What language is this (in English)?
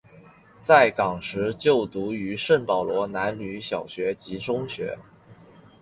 Chinese